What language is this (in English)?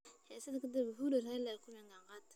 Somali